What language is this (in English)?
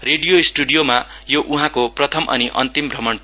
Nepali